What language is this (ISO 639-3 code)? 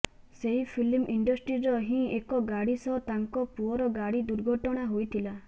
ori